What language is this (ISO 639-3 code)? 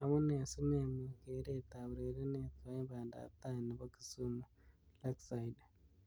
kln